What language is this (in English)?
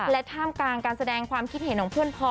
Thai